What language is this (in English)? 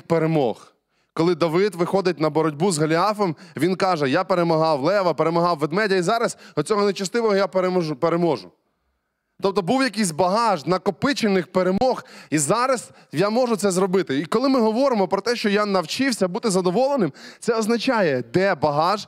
Ukrainian